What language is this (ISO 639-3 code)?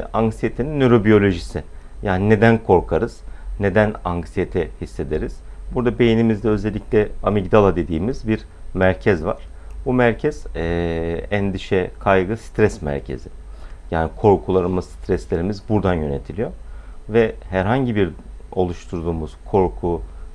tur